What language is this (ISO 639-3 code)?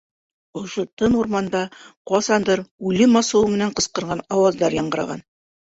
bak